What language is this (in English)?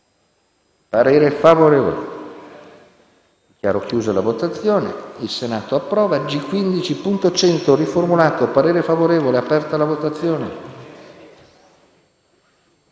Italian